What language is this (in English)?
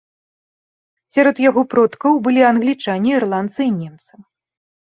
Belarusian